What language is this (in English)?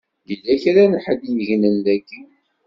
Kabyle